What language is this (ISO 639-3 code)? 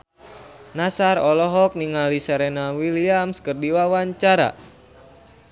sun